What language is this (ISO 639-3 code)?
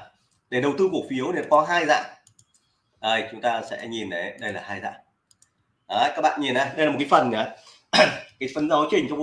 vie